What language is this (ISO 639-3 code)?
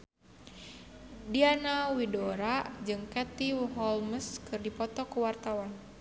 sun